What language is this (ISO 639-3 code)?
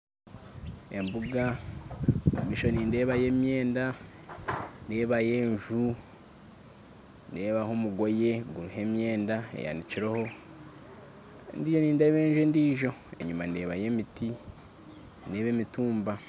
nyn